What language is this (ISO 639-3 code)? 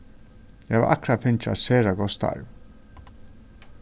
fao